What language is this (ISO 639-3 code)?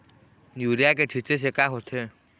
hne